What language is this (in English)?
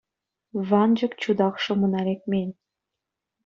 Chuvash